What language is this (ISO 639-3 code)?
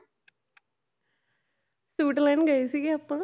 pan